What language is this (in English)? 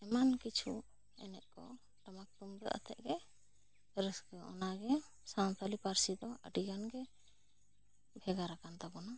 Santali